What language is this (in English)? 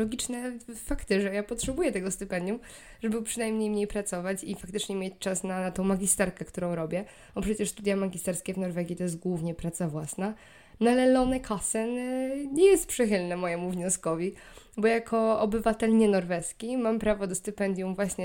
Polish